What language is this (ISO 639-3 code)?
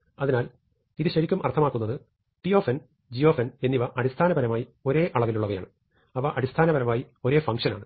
mal